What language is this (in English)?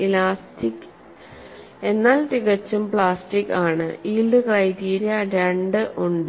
Malayalam